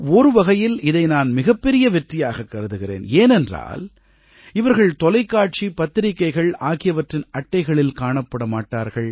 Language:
Tamil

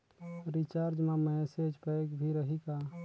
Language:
Chhattisgarhi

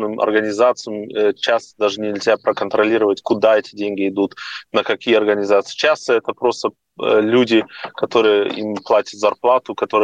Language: Russian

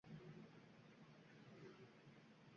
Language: Uzbek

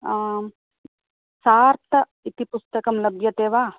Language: Sanskrit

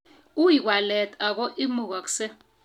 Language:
Kalenjin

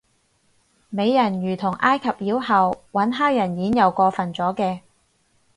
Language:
Cantonese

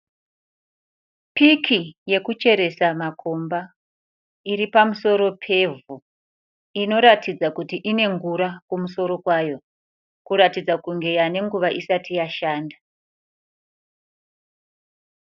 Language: Shona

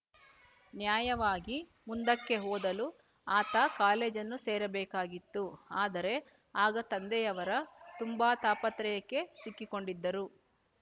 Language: Kannada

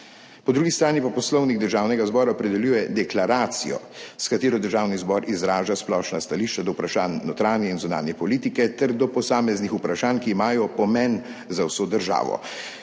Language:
Slovenian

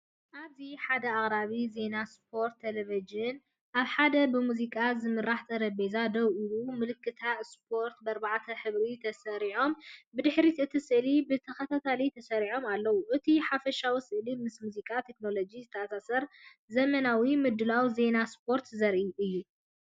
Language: Tigrinya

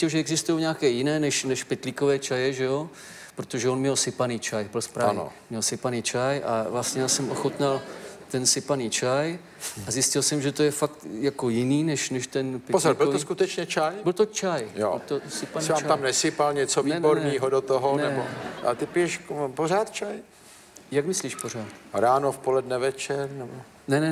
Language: Czech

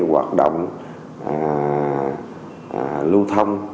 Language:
Vietnamese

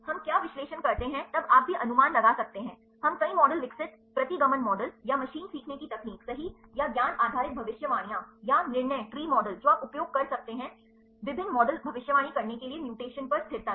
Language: Hindi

